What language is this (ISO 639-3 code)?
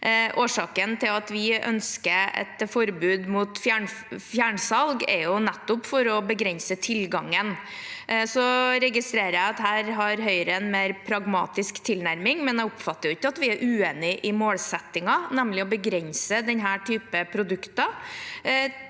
nor